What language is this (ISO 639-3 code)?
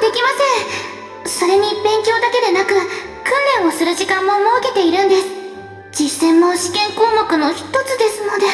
jpn